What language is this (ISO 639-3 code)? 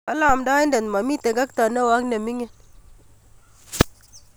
kln